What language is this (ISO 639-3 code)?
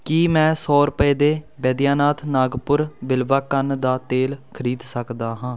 pan